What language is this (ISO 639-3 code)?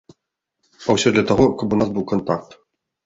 bel